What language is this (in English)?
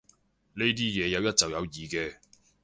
Cantonese